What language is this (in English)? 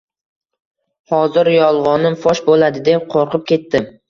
Uzbek